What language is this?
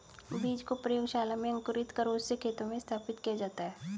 Hindi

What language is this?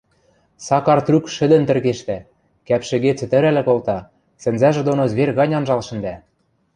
Western Mari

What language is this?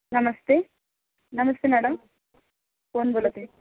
Marathi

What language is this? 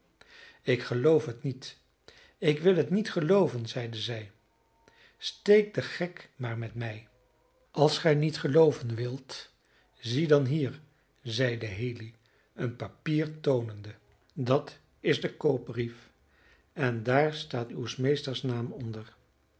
Dutch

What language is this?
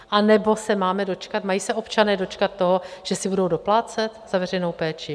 Czech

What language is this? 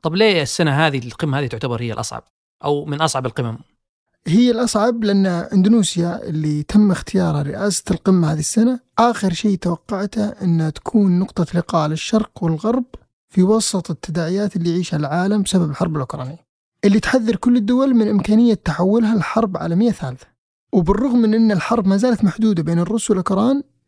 Arabic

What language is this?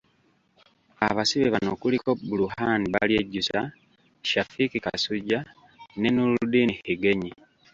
Ganda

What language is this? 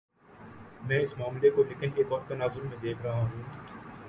Urdu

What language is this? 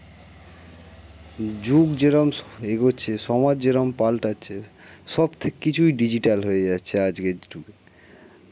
Bangla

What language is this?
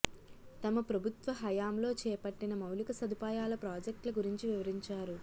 Telugu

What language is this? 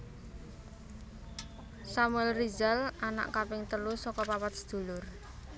Javanese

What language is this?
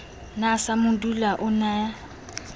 Southern Sotho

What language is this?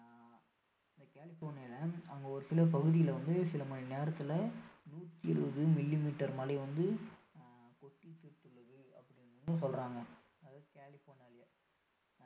Tamil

